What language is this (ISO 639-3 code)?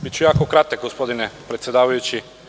srp